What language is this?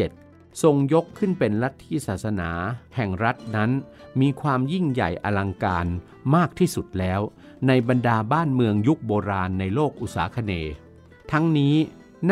Thai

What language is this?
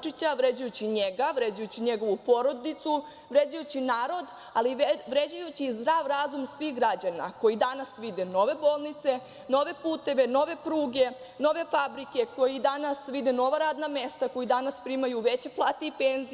Serbian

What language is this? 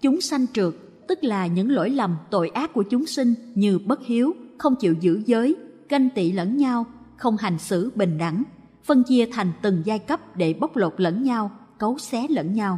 Vietnamese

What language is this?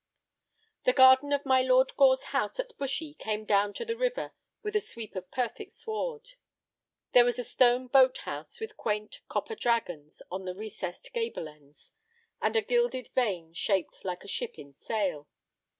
English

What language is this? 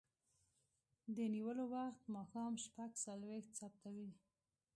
Pashto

